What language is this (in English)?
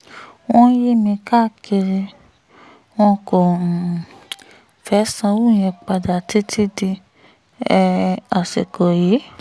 Yoruba